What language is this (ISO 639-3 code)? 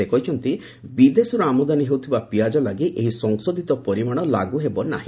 ori